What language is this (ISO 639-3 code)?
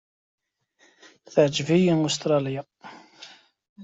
kab